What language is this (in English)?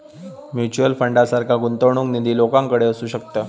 Marathi